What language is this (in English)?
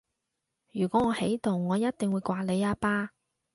Cantonese